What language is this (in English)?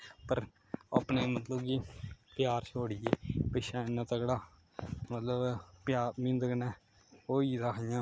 Dogri